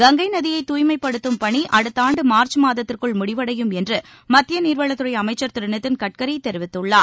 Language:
Tamil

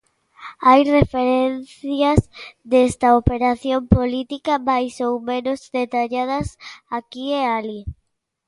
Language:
Galician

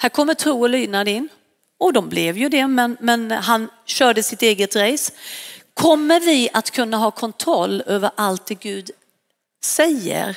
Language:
Swedish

